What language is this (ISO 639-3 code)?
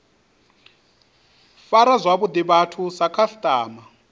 ven